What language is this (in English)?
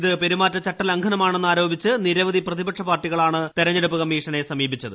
Malayalam